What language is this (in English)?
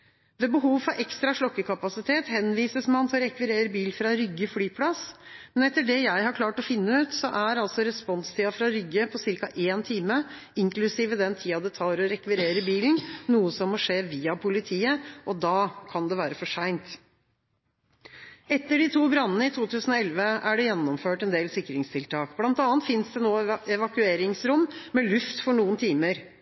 Norwegian Bokmål